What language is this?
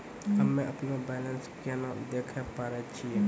Maithili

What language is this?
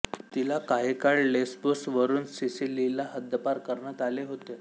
Marathi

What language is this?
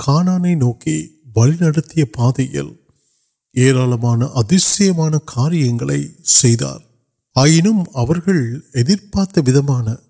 Urdu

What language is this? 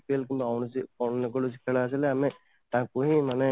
Odia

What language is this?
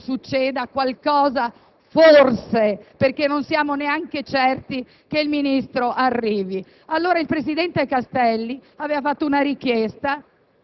Italian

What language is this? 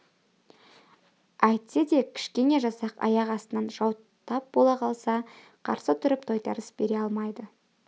Kazakh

